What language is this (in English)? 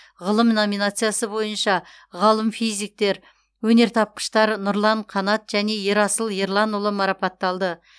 Kazakh